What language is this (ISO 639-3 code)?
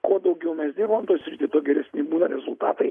lit